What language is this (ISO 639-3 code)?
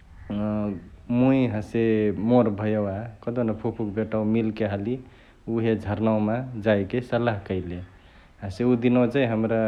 the